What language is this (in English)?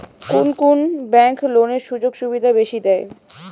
Bangla